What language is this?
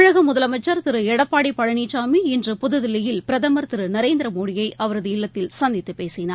Tamil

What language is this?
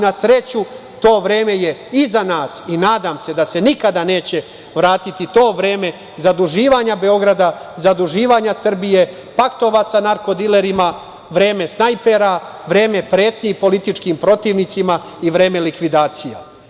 Serbian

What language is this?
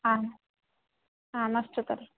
Sanskrit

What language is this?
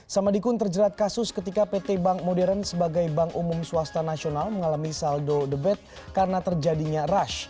Indonesian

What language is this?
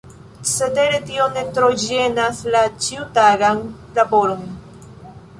Esperanto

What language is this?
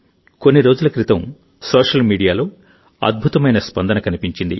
Telugu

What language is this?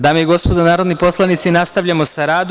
Serbian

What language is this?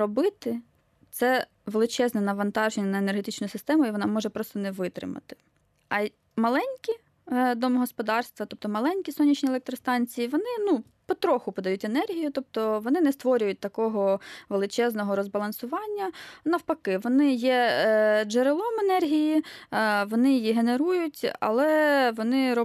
Ukrainian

